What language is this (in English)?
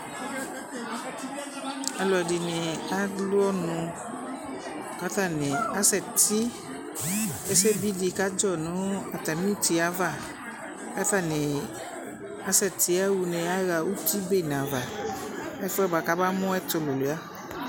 Ikposo